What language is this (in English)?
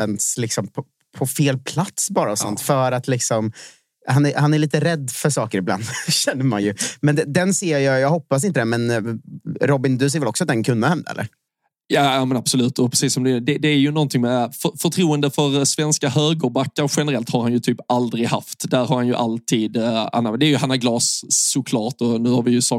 Swedish